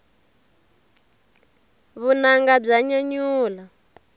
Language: Tsonga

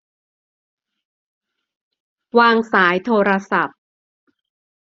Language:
Thai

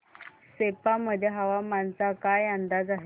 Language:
Marathi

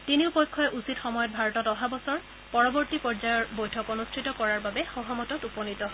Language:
Assamese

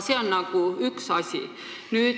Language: Estonian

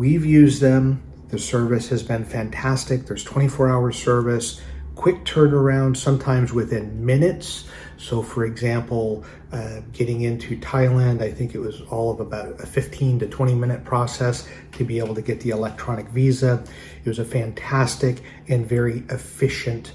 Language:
English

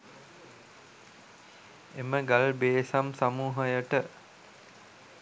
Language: Sinhala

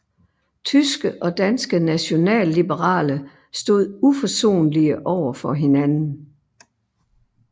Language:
Danish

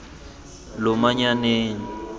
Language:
Tswana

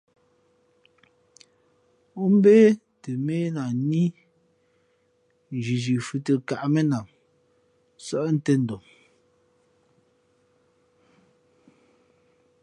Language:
Fe'fe'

